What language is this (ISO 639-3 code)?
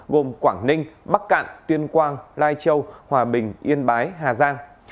vie